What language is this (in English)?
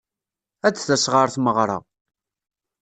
Kabyle